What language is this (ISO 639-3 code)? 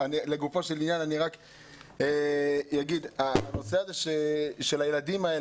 heb